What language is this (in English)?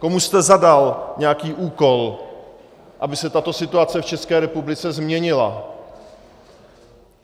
Czech